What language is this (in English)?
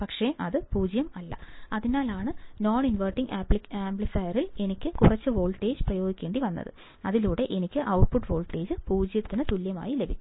Malayalam